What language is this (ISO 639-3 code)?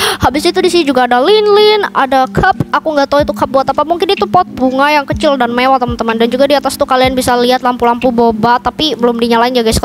ind